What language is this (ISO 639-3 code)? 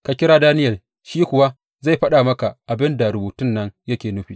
hau